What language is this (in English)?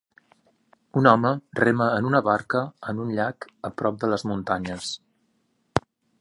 Catalan